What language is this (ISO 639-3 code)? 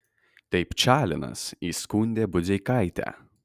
lit